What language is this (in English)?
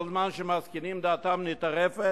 Hebrew